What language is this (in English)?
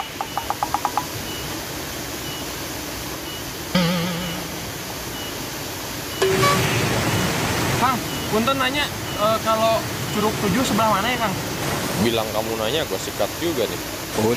Indonesian